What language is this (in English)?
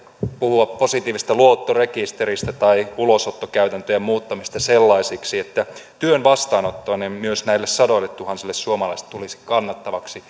Finnish